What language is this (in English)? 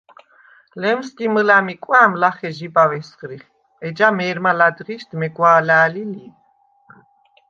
Svan